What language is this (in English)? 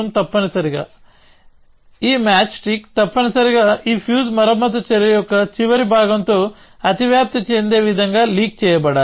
Telugu